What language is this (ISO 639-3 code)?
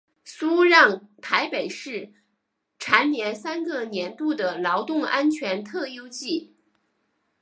zho